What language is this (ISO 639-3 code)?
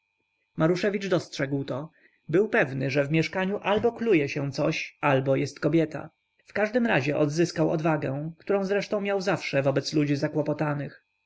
pol